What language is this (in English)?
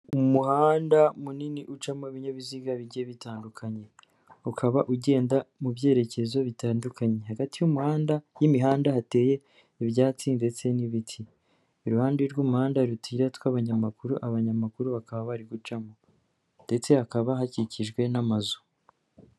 Kinyarwanda